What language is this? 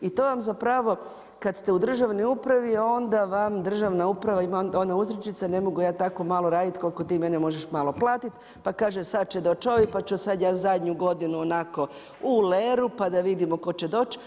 Croatian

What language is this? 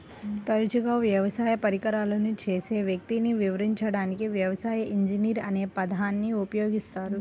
Telugu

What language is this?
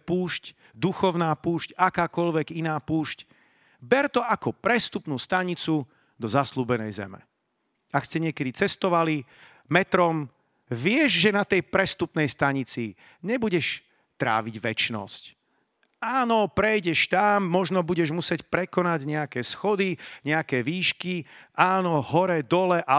Slovak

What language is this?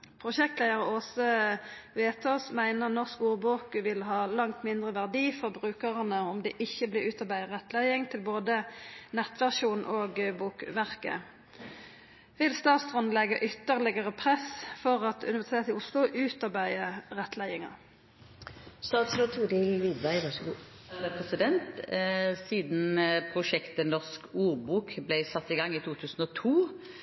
Norwegian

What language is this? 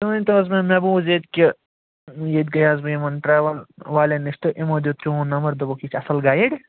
Kashmiri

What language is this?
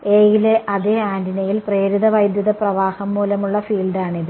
Malayalam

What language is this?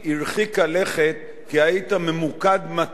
Hebrew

